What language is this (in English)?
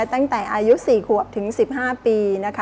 Thai